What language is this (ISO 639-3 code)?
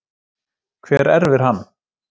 isl